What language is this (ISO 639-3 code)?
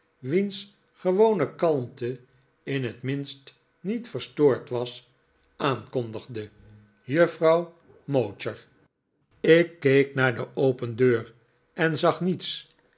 nld